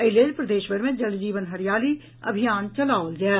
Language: Maithili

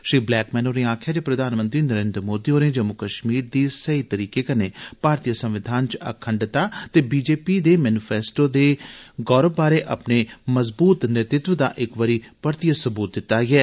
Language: Dogri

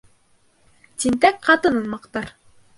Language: Bashkir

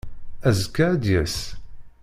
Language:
Kabyle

